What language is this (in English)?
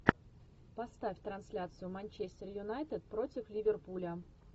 Russian